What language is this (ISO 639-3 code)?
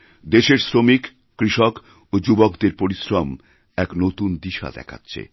ben